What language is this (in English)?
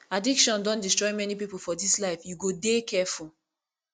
Nigerian Pidgin